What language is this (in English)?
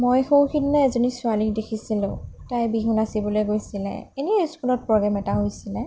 Assamese